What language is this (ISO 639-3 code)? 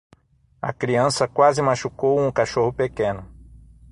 por